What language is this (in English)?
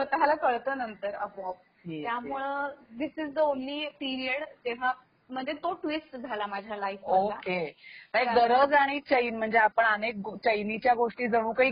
Marathi